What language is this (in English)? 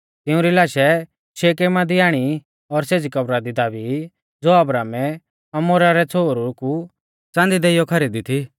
Mahasu Pahari